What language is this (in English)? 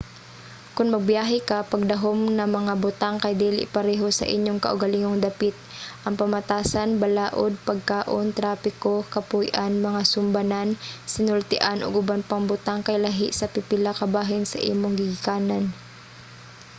Cebuano